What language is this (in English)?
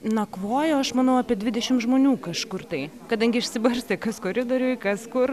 Lithuanian